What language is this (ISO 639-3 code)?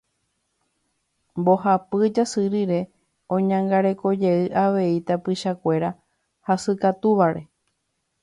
grn